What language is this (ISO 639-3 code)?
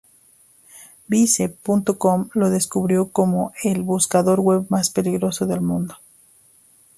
spa